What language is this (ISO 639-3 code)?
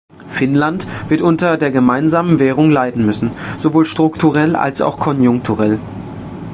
deu